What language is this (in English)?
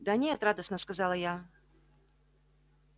Russian